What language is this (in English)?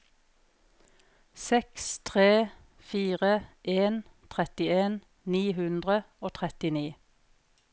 Norwegian